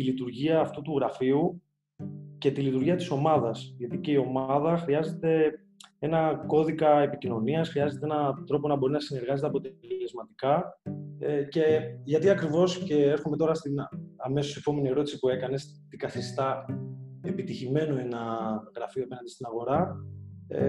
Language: Greek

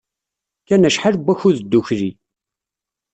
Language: Kabyle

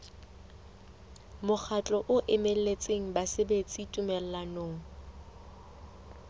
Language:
Southern Sotho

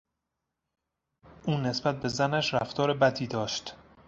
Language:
Persian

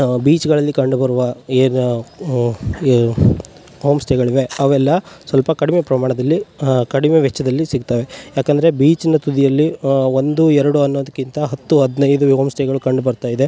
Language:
Kannada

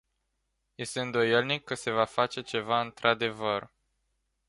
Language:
Romanian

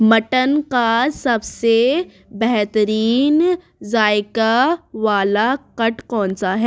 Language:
Urdu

